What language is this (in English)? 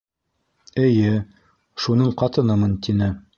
Bashkir